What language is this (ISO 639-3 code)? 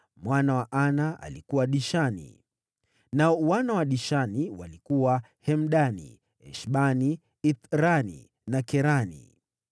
swa